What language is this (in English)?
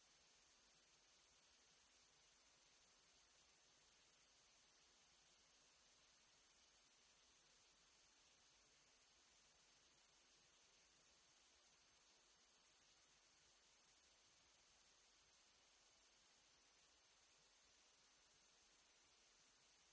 Italian